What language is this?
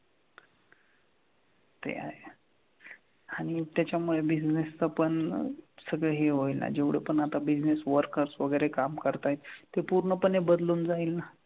Marathi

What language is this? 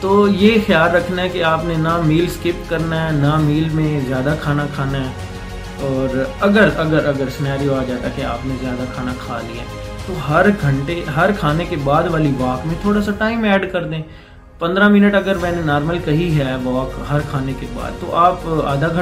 Urdu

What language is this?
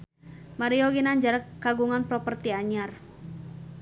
Sundanese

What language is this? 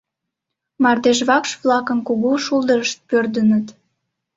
Mari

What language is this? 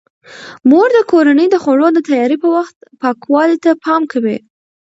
Pashto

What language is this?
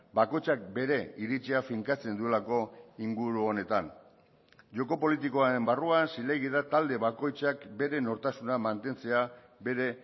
Basque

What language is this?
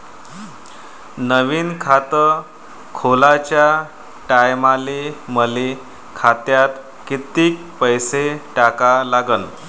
Marathi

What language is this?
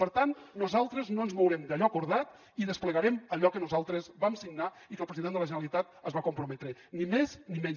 Catalan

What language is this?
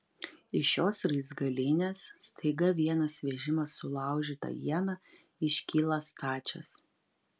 Lithuanian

